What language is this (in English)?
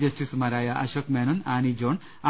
Malayalam